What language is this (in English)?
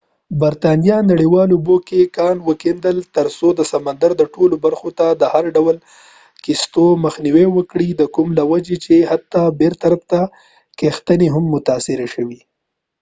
Pashto